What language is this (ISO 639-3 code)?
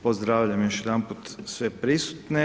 hrv